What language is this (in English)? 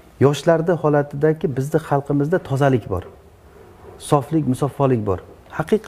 Turkish